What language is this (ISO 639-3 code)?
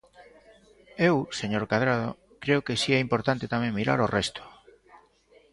glg